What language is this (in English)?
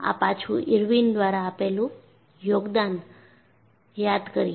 Gujarati